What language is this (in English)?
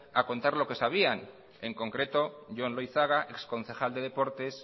Spanish